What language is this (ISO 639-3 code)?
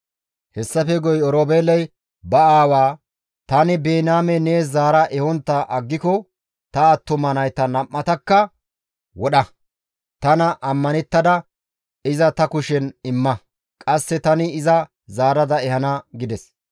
gmv